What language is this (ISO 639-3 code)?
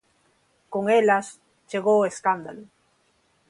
glg